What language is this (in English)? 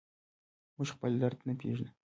Pashto